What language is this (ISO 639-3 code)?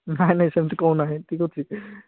ori